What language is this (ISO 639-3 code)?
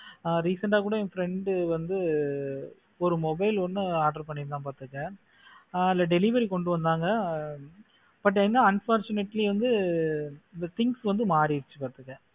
tam